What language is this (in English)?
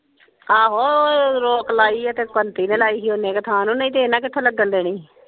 Punjabi